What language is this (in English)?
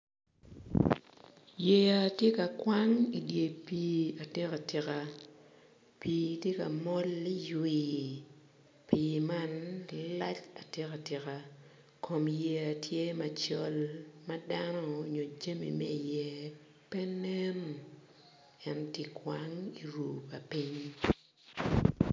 Acoli